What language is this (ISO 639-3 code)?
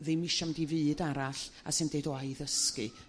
cym